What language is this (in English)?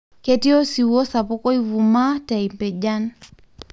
Masai